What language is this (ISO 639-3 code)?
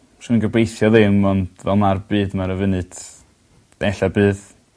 cym